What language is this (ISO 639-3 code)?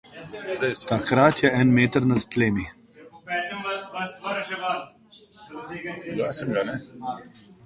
slv